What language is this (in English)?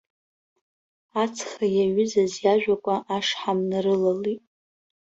Abkhazian